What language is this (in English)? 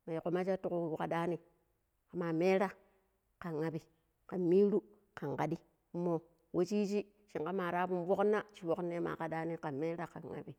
Pero